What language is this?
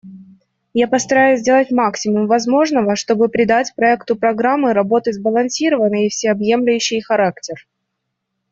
Russian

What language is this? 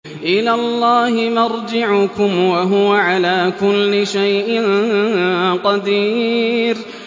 Arabic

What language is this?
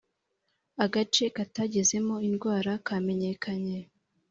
Kinyarwanda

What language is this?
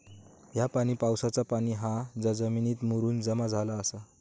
Marathi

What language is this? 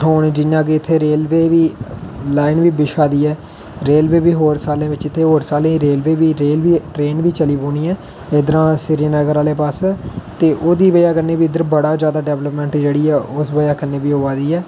Dogri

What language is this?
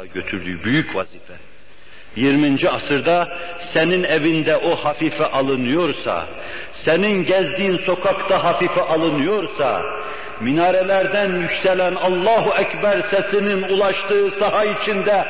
Turkish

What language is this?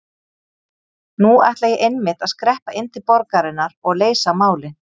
Icelandic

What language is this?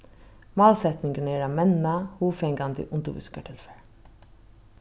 Faroese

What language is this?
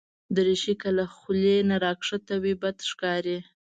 Pashto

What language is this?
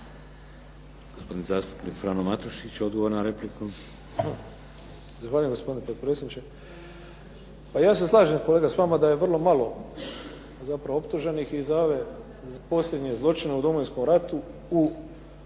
Croatian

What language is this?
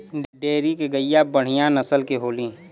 Bhojpuri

